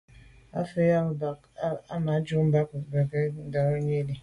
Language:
Medumba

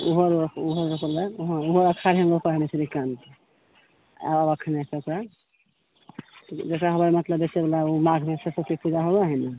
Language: Maithili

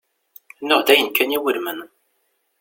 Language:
Kabyle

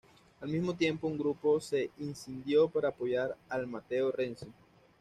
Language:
Spanish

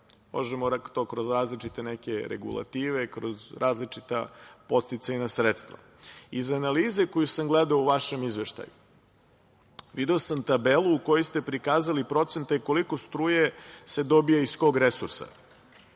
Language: Serbian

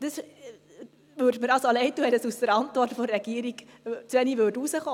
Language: Swiss German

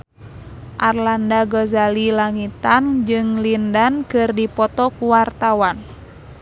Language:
Sundanese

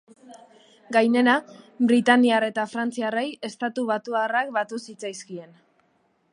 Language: Basque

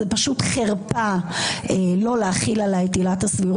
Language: Hebrew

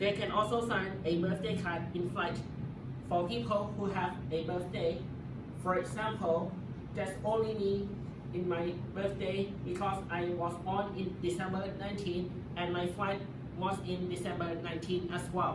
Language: English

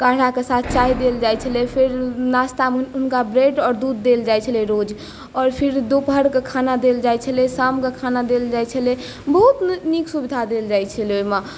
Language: Maithili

